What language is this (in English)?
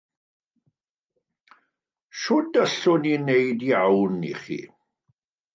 Welsh